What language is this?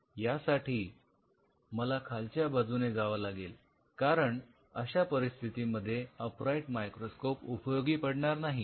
Marathi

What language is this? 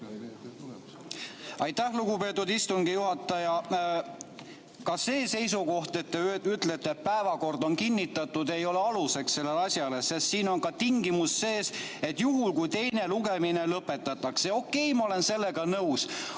Estonian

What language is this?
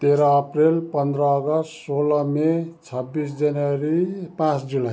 Nepali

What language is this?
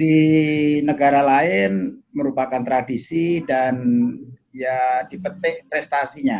Indonesian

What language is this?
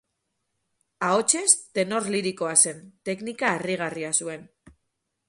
Basque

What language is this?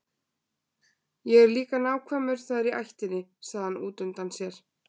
Icelandic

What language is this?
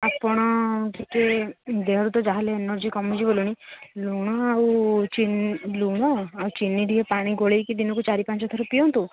Odia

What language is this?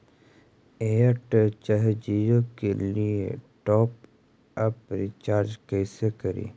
Magahi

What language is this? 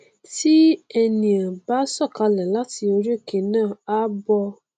Yoruba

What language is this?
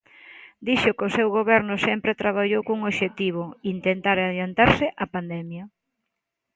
Galician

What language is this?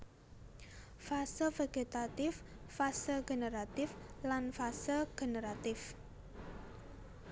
Javanese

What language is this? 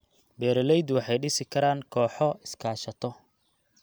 Somali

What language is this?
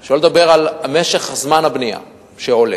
Hebrew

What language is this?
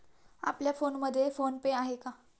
Marathi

